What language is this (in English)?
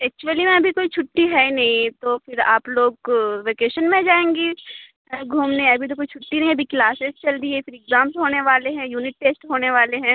Urdu